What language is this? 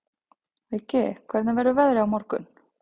Icelandic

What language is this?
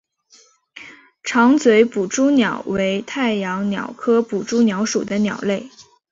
Chinese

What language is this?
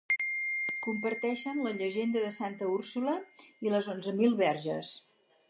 Catalan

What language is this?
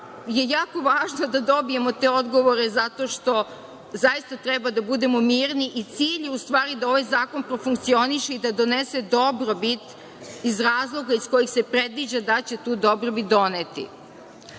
Serbian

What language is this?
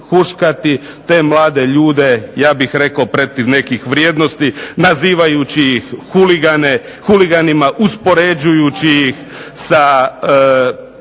Croatian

